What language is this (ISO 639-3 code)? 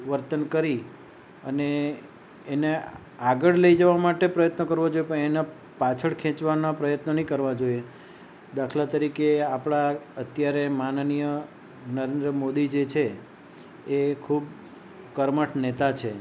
guj